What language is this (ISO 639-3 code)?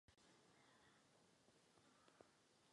ces